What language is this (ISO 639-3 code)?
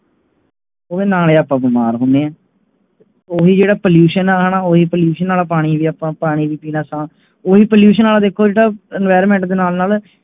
pan